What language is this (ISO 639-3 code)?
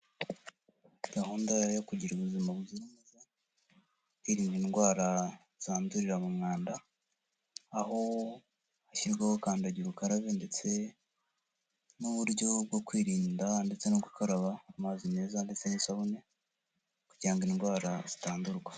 kin